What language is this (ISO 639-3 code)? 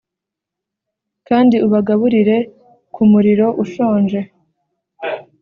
kin